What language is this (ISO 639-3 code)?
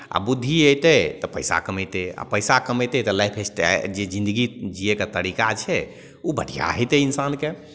mai